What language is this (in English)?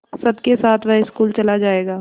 Hindi